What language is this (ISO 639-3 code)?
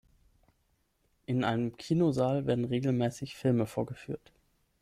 deu